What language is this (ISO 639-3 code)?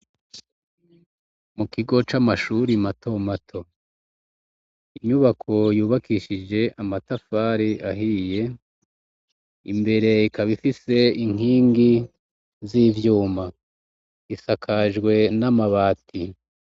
run